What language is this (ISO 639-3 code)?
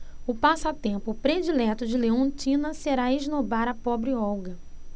por